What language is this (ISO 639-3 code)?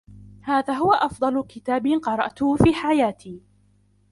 ara